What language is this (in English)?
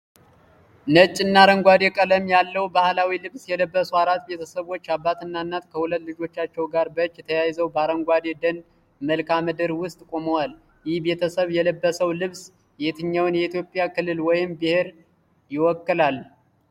Amharic